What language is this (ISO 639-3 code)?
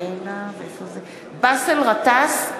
heb